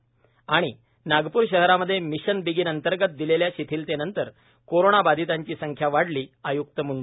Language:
Marathi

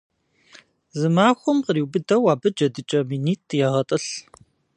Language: Kabardian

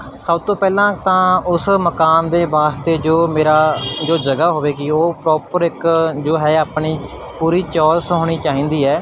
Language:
Punjabi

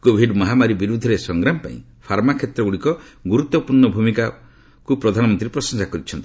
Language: Odia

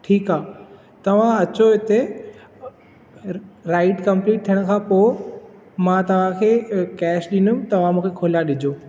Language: Sindhi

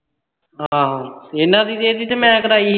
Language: Punjabi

